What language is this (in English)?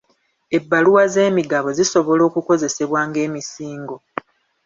Ganda